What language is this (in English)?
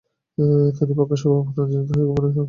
Bangla